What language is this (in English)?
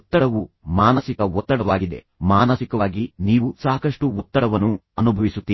Kannada